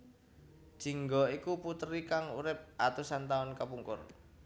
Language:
Javanese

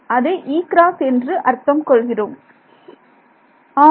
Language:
Tamil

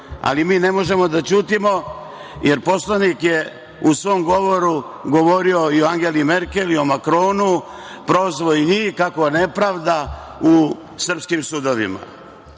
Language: Serbian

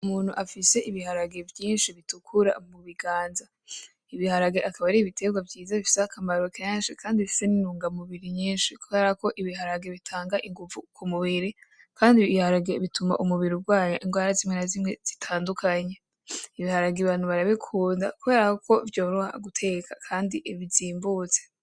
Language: Rundi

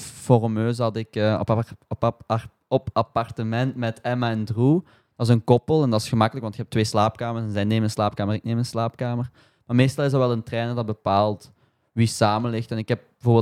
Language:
Dutch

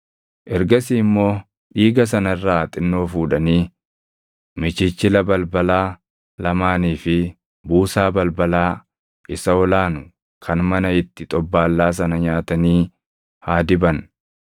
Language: Oromo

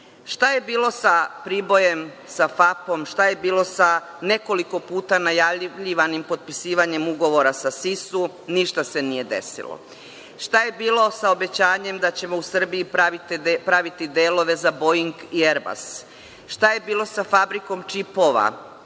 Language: Serbian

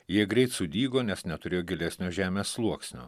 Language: Lithuanian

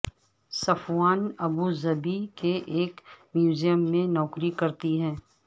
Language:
Urdu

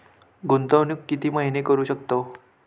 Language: Marathi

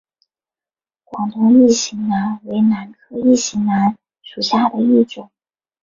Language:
Chinese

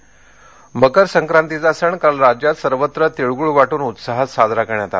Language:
Marathi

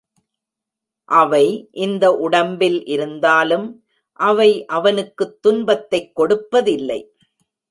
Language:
Tamil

